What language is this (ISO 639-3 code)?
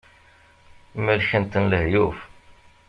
kab